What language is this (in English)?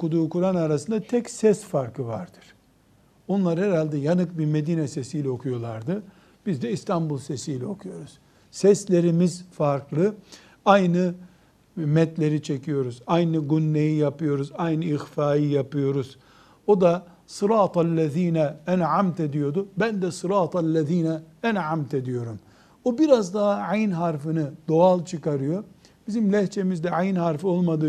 Turkish